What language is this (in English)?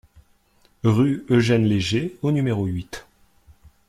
French